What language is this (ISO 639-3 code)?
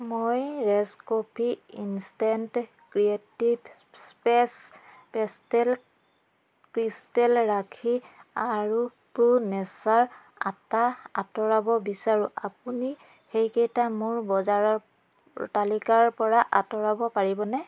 asm